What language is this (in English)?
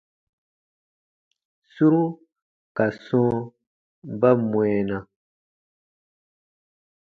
Baatonum